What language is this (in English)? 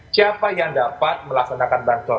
Indonesian